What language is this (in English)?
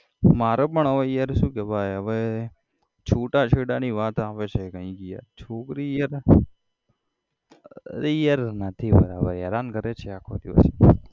Gujarati